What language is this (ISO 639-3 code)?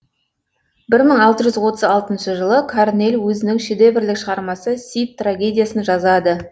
kaz